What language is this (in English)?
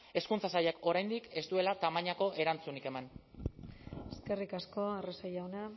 Basque